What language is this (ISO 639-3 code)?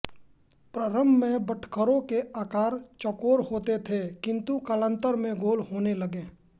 hin